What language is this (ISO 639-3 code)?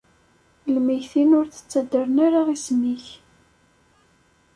kab